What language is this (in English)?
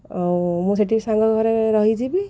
Odia